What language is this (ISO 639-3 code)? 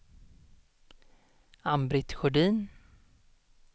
swe